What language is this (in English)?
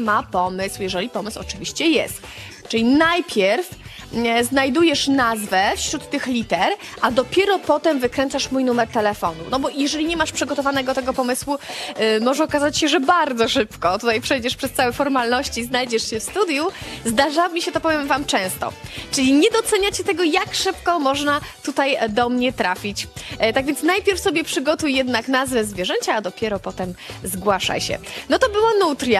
Polish